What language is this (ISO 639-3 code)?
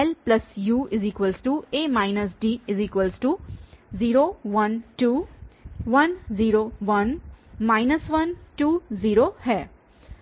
hin